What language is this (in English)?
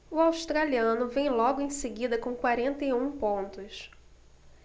Portuguese